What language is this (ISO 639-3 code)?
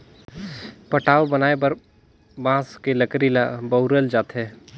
hne